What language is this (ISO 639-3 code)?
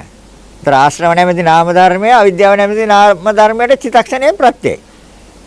sin